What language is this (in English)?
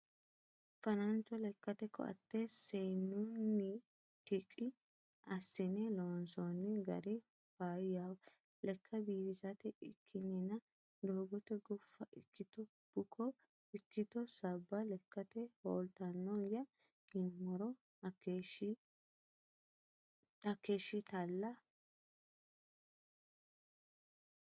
Sidamo